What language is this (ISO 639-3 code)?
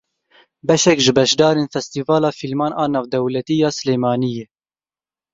kur